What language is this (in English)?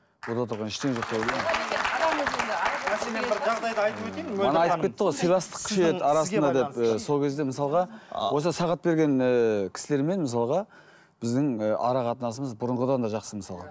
Kazakh